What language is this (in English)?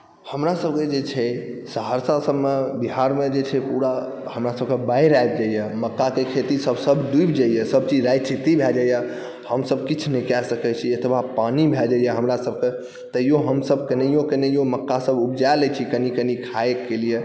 Maithili